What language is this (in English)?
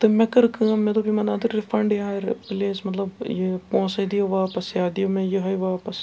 Kashmiri